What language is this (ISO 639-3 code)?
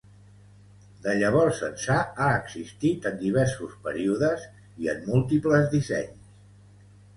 cat